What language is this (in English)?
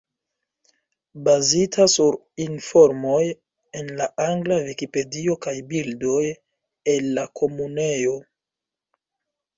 Esperanto